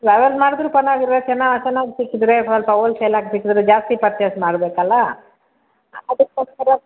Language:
Kannada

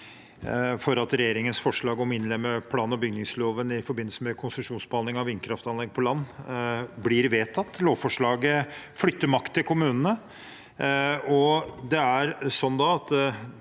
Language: Norwegian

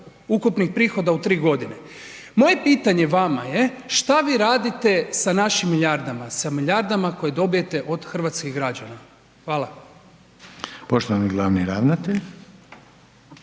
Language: Croatian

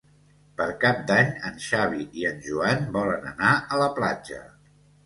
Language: Catalan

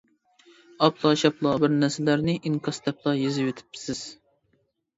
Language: Uyghur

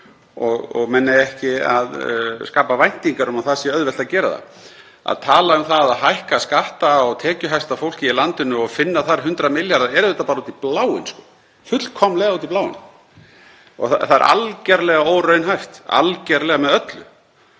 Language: Icelandic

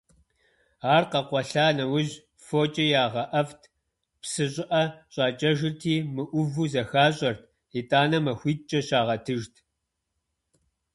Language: Kabardian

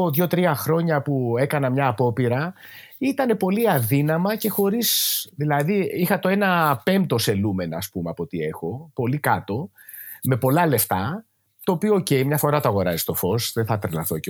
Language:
Greek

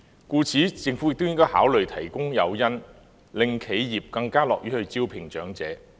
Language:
Cantonese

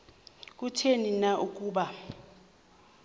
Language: Xhosa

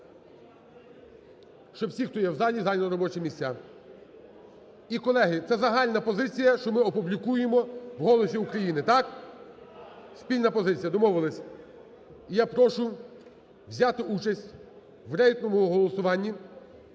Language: Ukrainian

